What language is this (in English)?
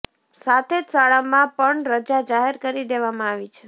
Gujarati